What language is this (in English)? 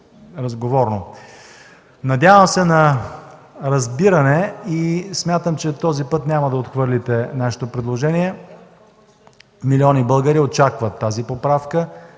Bulgarian